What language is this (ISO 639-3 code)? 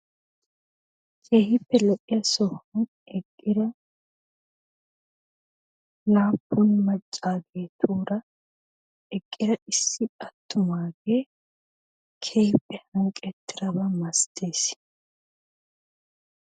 wal